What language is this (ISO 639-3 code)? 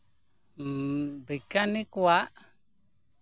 sat